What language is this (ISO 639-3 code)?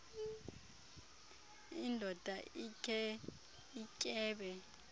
xho